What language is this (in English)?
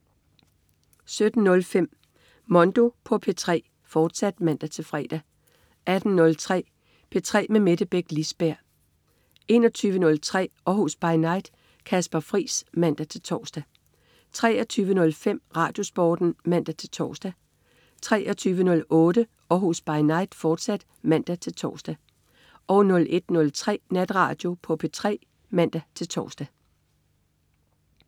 Danish